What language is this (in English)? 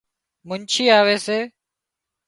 Wadiyara Koli